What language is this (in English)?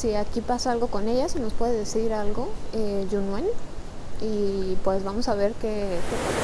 Spanish